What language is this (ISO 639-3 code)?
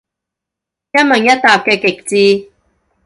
yue